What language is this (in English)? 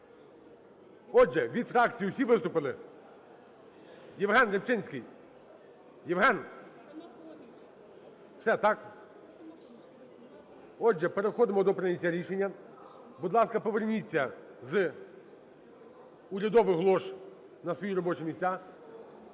Ukrainian